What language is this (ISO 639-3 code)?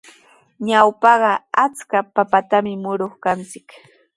qws